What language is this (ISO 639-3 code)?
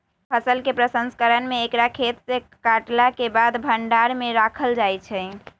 mag